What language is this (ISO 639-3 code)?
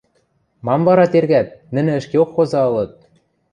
mrj